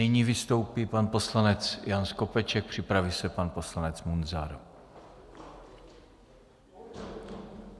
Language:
Czech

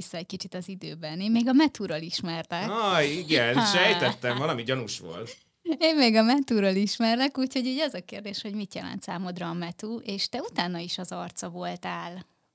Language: Hungarian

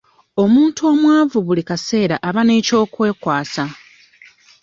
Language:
Ganda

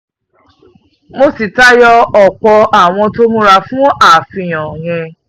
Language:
Yoruba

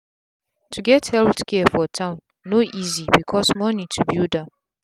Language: Nigerian Pidgin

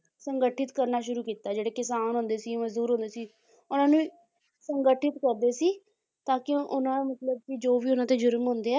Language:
Punjabi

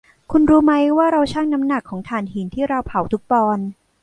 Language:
Thai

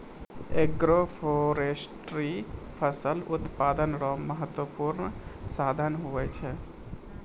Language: Maithili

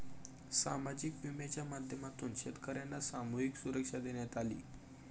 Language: Marathi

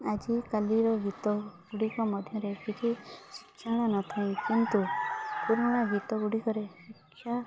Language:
Odia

